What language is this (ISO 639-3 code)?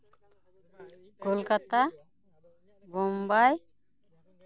sat